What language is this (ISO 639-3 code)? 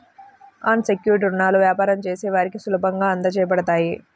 tel